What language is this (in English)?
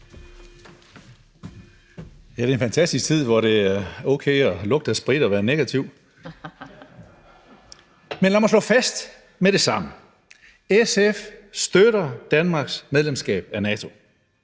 Danish